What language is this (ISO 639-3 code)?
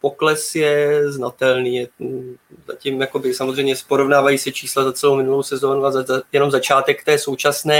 ces